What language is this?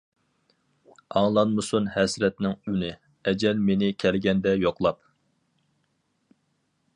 Uyghur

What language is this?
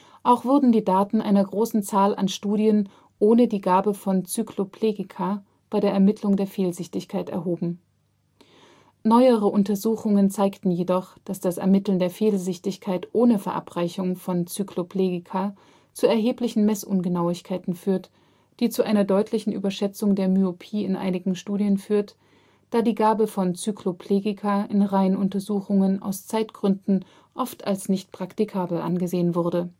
German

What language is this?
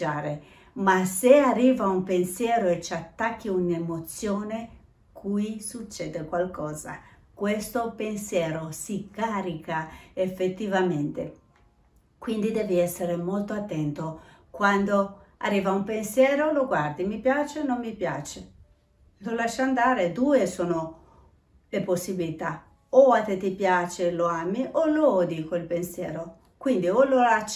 Italian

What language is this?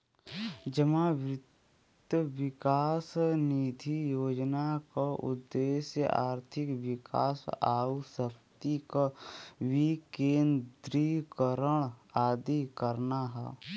Bhojpuri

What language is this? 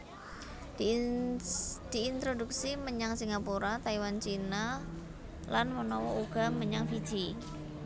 Javanese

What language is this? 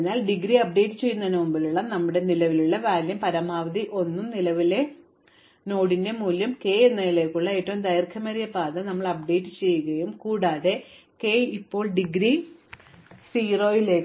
Malayalam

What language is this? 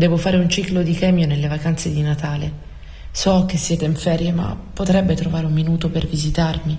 Italian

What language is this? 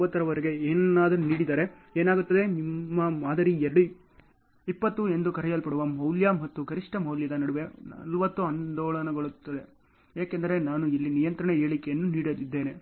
Kannada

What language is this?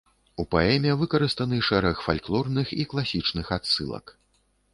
Belarusian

